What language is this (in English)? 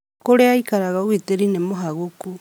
Kikuyu